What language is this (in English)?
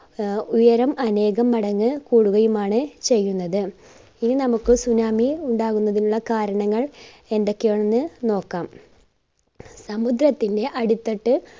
Malayalam